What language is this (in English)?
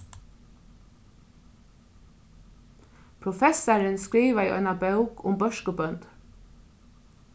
Faroese